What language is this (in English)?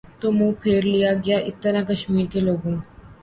Urdu